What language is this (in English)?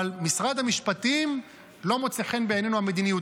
Hebrew